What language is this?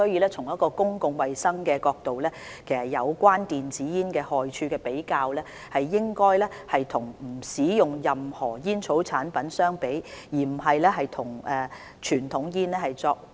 Cantonese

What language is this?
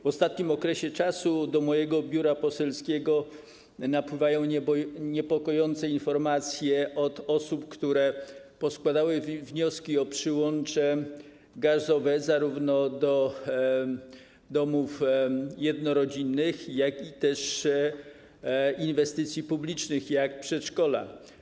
Polish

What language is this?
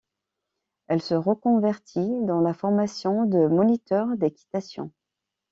French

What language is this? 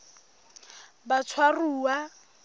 Southern Sotho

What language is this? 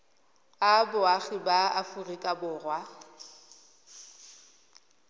Tswana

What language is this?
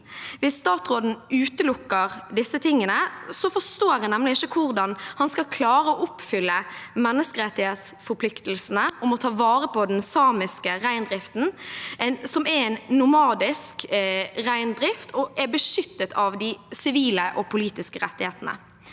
Norwegian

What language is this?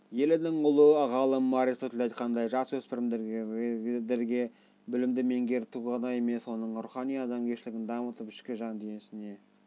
Kazakh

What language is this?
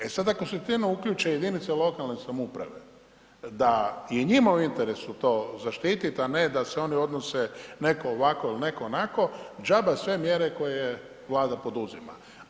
Croatian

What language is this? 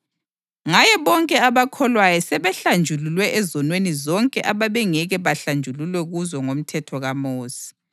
North Ndebele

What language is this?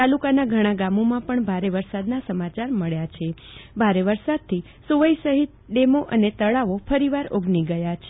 Gujarati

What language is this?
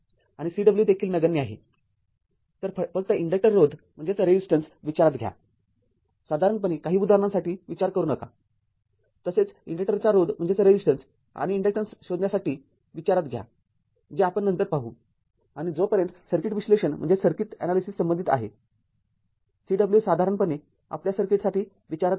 Marathi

